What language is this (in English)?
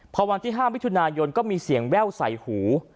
Thai